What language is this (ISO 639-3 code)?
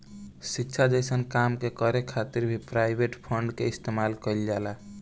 bho